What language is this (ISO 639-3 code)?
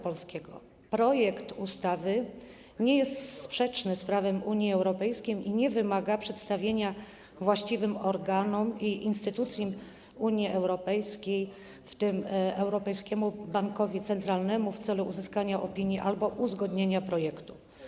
pol